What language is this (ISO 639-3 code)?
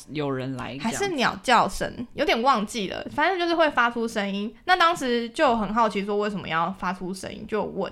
zho